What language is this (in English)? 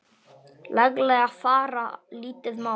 Icelandic